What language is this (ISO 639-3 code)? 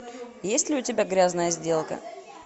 rus